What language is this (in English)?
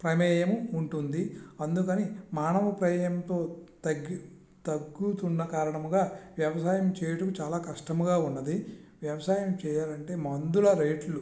Telugu